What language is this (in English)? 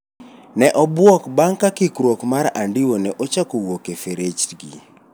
Luo (Kenya and Tanzania)